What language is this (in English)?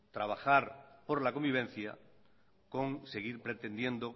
Spanish